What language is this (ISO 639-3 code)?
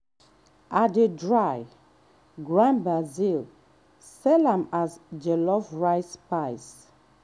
pcm